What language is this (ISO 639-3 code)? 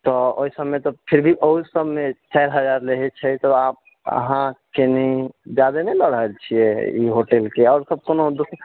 mai